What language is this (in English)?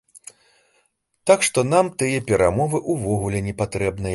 Belarusian